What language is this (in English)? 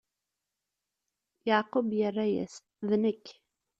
Kabyle